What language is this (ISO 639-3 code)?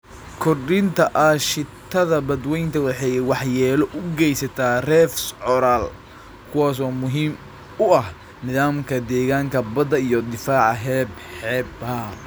som